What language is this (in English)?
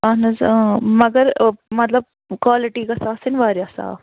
Kashmiri